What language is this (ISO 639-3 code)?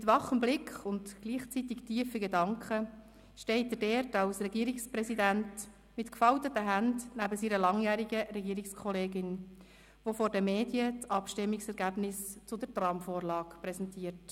gsw